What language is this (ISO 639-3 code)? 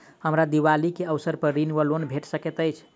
mai